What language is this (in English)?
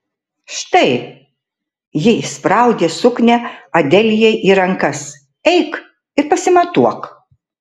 Lithuanian